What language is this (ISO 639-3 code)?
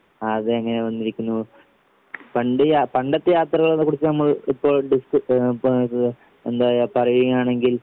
mal